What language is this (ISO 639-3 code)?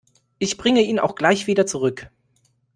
deu